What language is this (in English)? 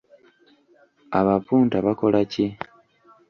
Ganda